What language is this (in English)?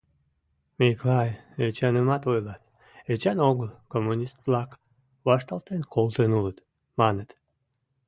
Mari